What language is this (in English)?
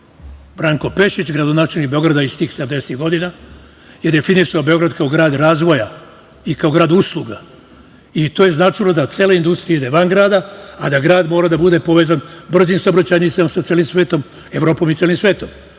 Serbian